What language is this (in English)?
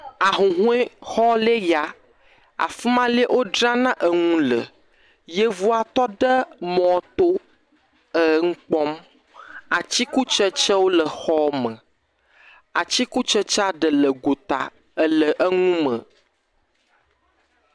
Ewe